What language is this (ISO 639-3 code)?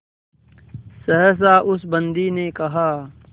hin